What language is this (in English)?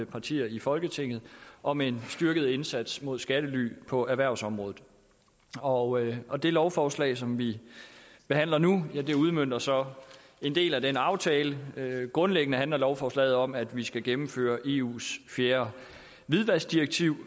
Danish